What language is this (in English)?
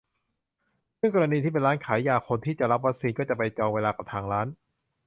Thai